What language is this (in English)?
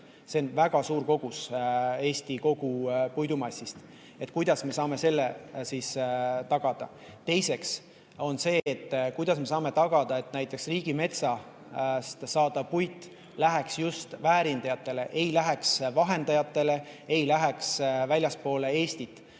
Estonian